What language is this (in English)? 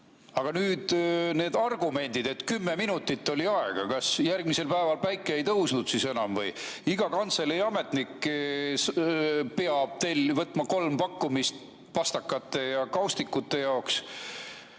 Estonian